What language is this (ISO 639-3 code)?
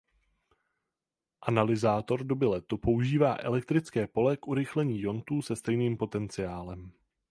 ces